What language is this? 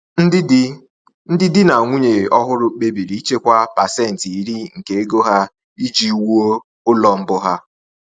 Igbo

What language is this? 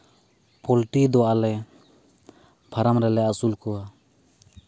Santali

